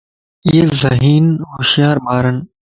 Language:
Lasi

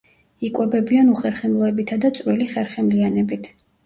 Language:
Georgian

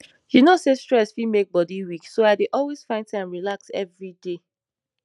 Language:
Nigerian Pidgin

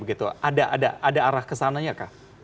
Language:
Indonesian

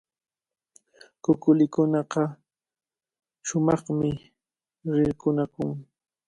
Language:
Cajatambo North Lima Quechua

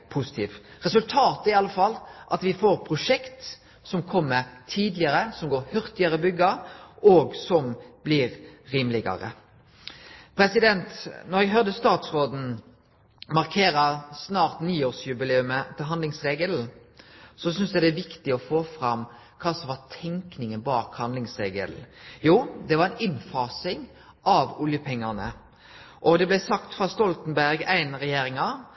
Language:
Norwegian Nynorsk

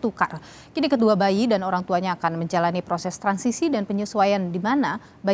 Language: Indonesian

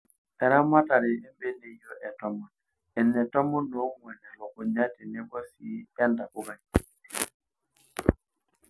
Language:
Masai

